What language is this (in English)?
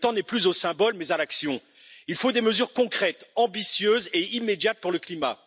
French